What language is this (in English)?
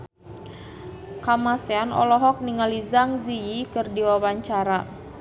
Sundanese